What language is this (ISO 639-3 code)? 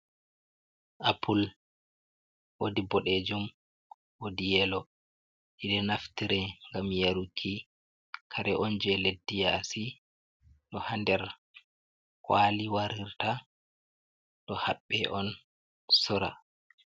ful